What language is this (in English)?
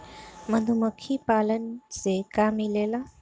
Bhojpuri